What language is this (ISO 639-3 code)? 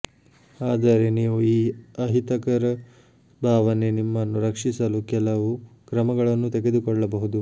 kan